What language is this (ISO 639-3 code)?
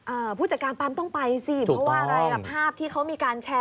tha